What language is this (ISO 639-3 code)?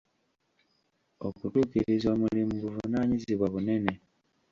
lug